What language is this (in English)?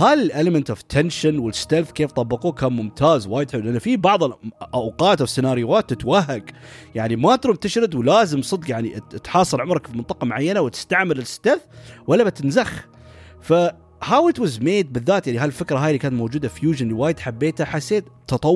Arabic